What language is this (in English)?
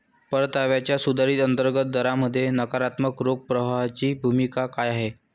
Marathi